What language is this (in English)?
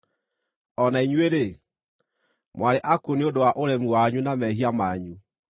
Kikuyu